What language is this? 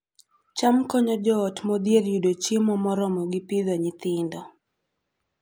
Luo (Kenya and Tanzania)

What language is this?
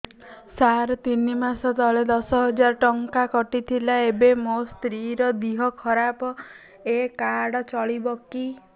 Odia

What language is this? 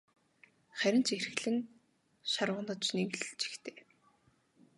Mongolian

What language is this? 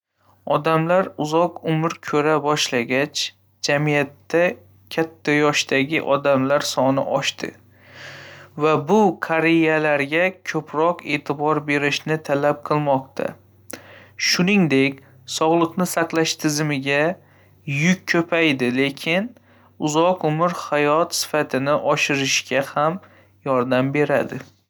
Uzbek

